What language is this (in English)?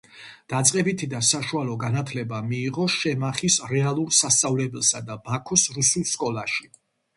Georgian